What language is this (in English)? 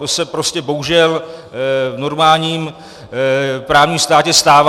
Czech